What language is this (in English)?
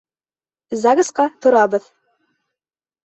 Bashkir